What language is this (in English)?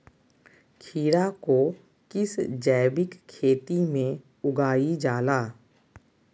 Magahi